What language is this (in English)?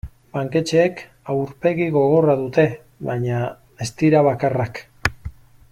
Basque